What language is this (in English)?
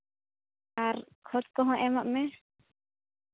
Santali